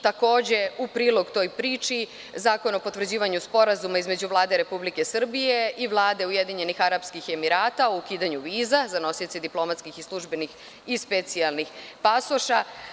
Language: Serbian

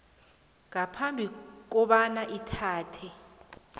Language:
South Ndebele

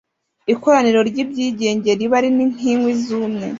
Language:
Kinyarwanda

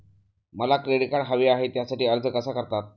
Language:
Marathi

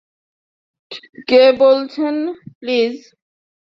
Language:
Bangla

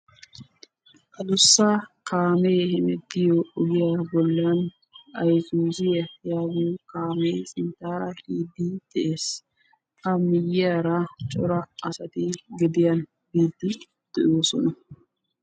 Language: Wolaytta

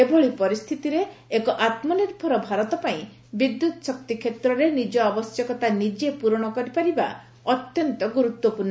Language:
Odia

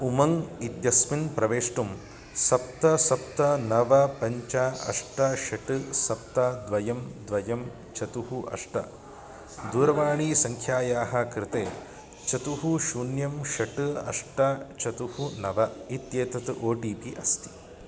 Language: Sanskrit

